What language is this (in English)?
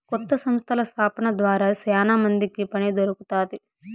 Telugu